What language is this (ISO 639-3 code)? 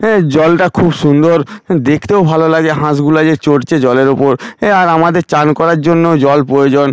ben